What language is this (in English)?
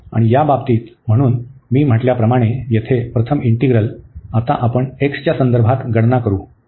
Marathi